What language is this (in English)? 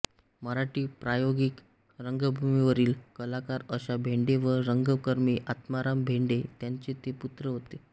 Marathi